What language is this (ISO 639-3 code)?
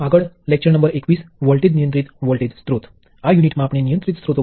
guj